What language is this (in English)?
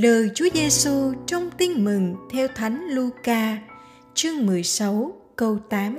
Vietnamese